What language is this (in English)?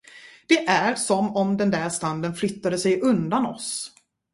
Swedish